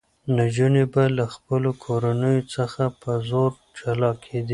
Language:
Pashto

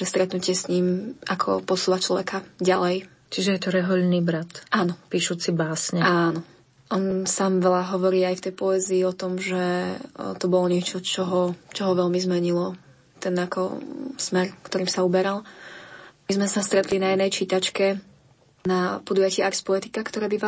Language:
Slovak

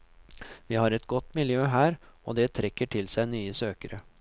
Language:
Norwegian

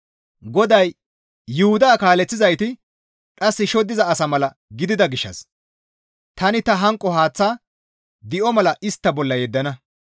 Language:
Gamo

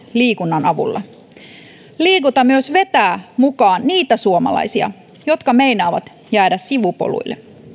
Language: Finnish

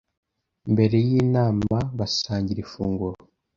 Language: Kinyarwanda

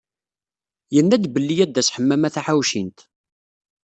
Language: Kabyle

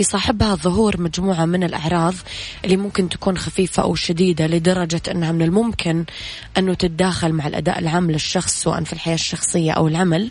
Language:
Arabic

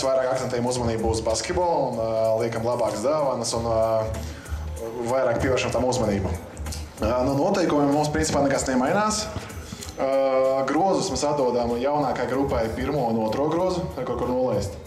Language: Polish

